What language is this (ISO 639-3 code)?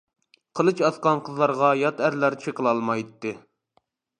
uig